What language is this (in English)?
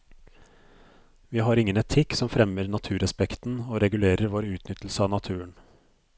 Norwegian